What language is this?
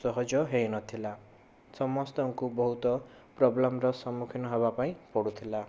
Odia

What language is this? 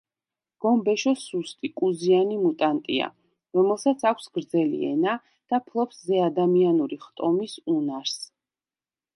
Georgian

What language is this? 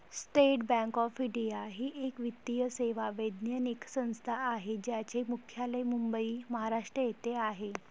Marathi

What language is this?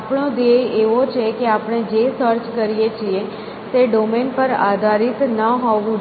Gujarati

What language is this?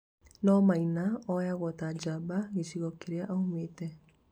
Kikuyu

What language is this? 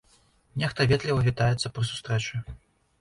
Belarusian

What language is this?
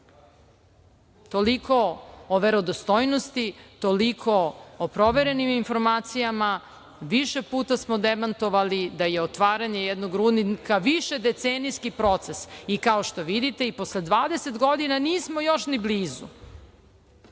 Serbian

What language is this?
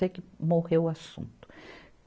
Portuguese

